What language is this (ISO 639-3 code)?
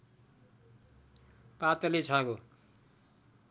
nep